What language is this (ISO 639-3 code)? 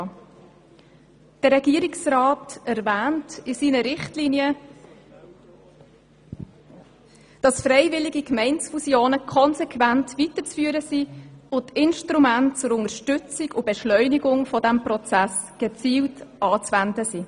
gsw